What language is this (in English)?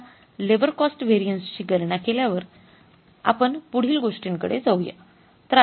Marathi